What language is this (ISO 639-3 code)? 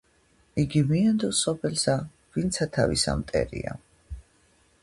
kat